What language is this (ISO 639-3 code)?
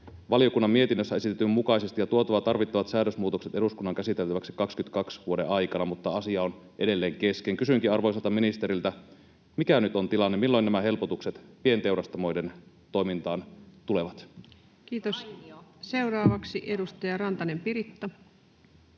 fin